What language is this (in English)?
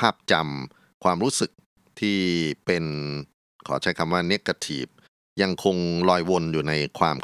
Thai